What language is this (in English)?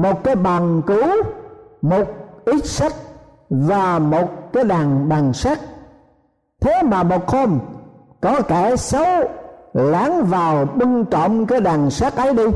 Vietnamese